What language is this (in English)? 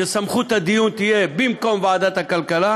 Hebrew